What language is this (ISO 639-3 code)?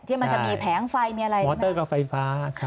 tha